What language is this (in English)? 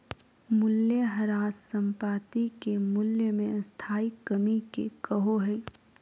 Magahi